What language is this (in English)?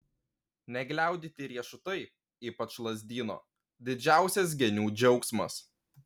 Lithuanian